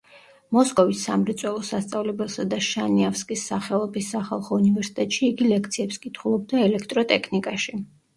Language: Georgian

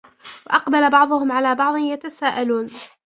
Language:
Arabic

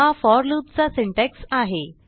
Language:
Marathi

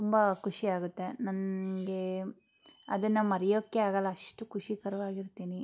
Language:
Kannada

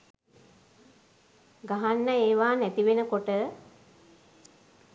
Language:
Sinhala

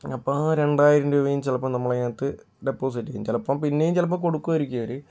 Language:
Malayalam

